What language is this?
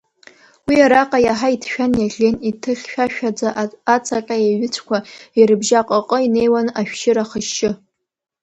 Abkhazian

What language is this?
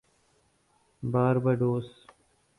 Urdu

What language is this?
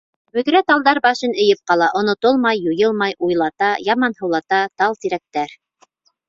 Bashkir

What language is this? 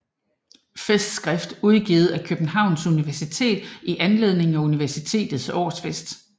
Danish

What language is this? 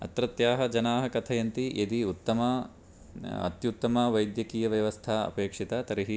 Sanskrit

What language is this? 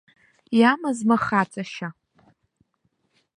Abkhazian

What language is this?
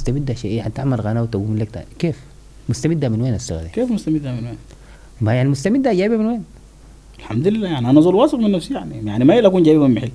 Arabic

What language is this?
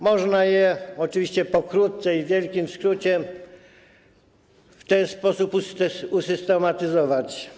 Polish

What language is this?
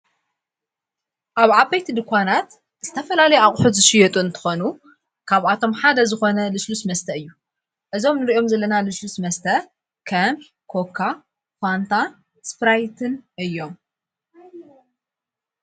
Tigrinya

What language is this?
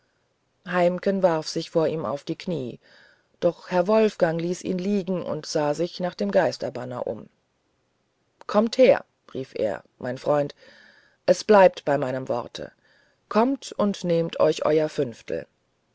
German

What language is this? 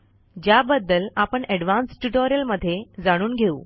Marathi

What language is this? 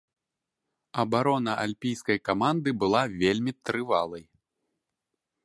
Belarusian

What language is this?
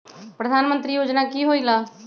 Magahi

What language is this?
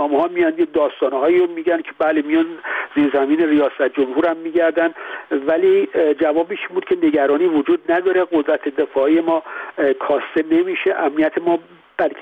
Persian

